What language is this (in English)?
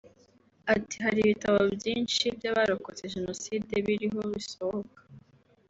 Kinyarwanda